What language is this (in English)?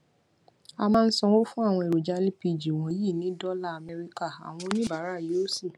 Yoruba